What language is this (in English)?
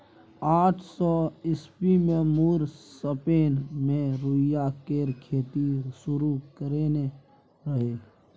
Maithili